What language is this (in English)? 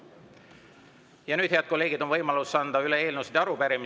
Estonian